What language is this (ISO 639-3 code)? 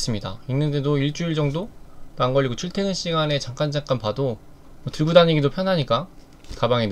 kor